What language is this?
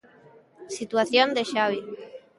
Galician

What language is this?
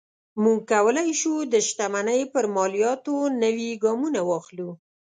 Pashto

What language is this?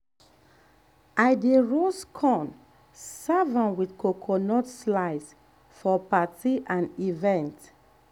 Nigerian Pidgin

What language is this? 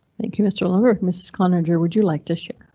English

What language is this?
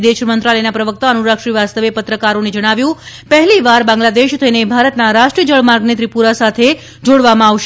Gujarati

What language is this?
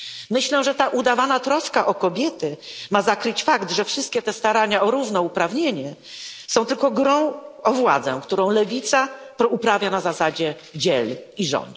Polish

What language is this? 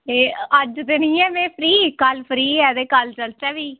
Dogri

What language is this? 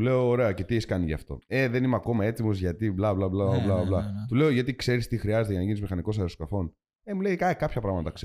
Greek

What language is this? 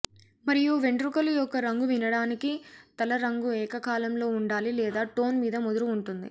Telugu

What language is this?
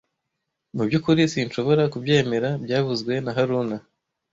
Kinyarwanda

